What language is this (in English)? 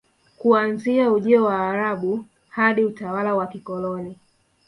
Swahili